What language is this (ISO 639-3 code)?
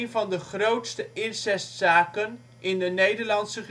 nld